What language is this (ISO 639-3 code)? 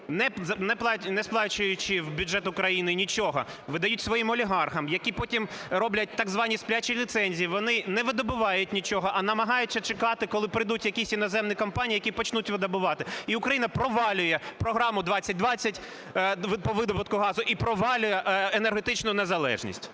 ukr